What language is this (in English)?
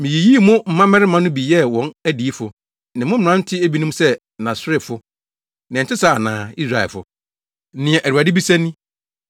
Akan